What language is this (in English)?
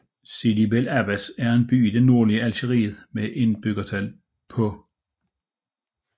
Danish